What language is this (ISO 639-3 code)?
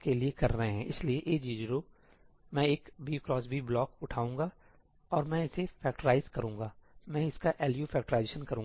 hin